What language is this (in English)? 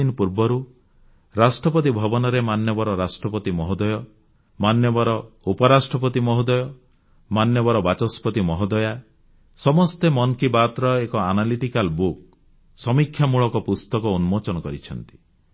Odia